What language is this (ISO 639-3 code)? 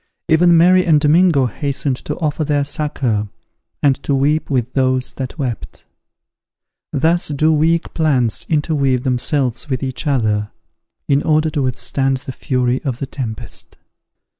eng